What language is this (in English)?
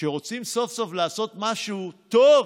Hebrew